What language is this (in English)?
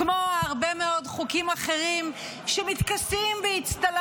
Hebrew